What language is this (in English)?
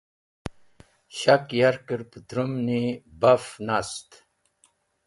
Wakhi